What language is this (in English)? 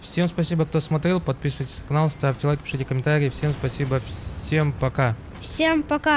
Russian